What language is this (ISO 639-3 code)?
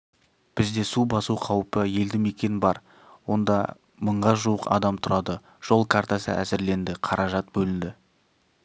kaz